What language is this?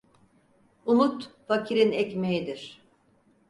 Turkish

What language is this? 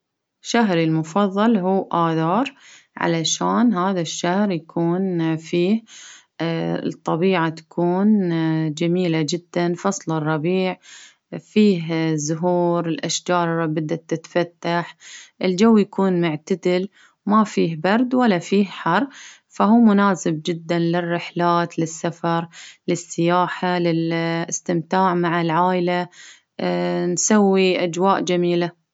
Baharna Arabic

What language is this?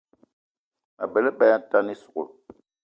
Eton (Cameroon)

